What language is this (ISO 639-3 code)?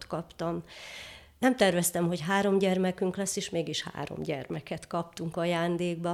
hun